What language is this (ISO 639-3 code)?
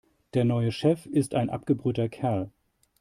deu